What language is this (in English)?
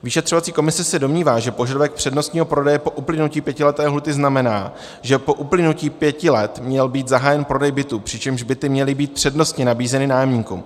Czech